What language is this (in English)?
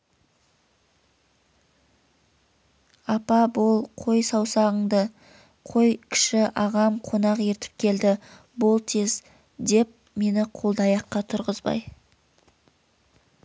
Kazakh